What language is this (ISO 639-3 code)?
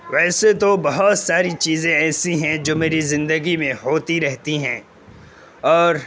urd